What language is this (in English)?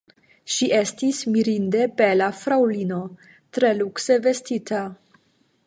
Esperanto